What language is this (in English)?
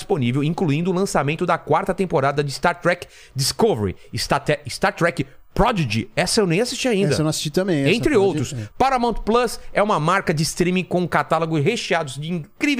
Portuguese